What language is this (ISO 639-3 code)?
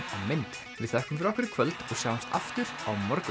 isl